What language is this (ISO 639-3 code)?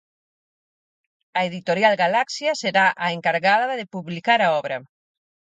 glg